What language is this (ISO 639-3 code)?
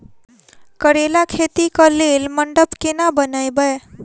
mai